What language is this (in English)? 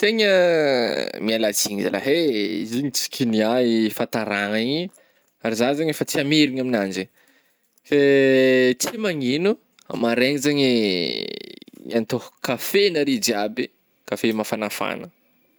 Northern Betsimisaraka Malagasy